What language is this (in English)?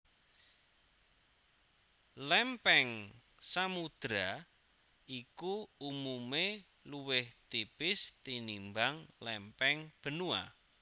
Javanese